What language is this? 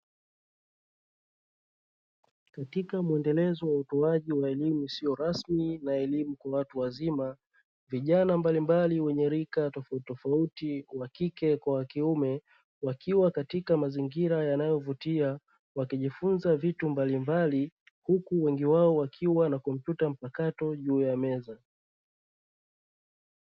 Swahili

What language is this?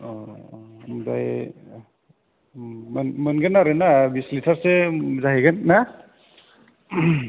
Bodo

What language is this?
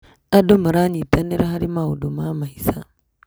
Kikuyu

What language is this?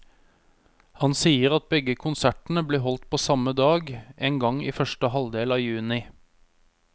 Norwegian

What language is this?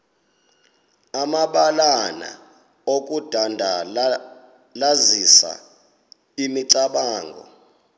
Xhosa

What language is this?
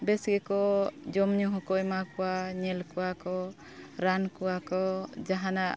Santali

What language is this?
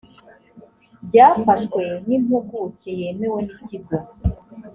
Kinyarwanda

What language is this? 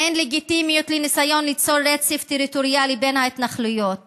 Hebrew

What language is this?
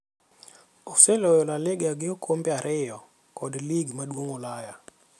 Luo (Kenya and Tanzania)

